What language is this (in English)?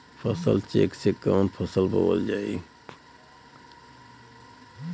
Bhojpuri